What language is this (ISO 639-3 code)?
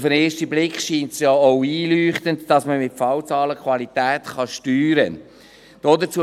gsw